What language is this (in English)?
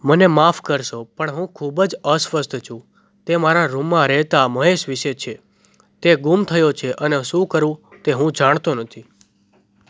Gujarati